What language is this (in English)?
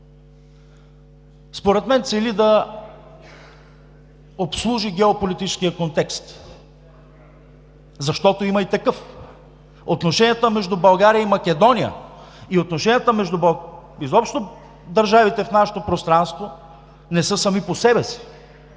Bulgarian